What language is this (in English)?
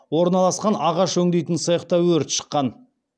Kazakh